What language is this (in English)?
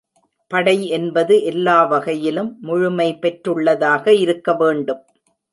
Tamil